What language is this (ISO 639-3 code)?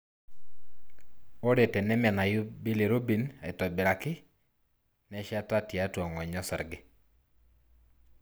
mas